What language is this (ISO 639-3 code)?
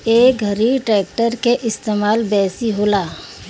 bho